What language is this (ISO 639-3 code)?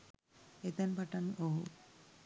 sin